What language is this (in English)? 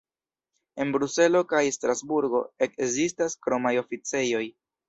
Esperanto